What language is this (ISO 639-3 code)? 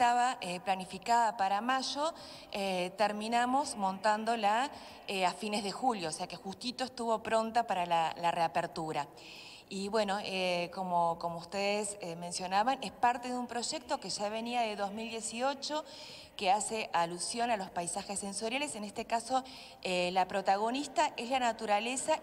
spa